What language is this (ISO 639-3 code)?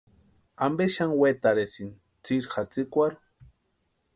pua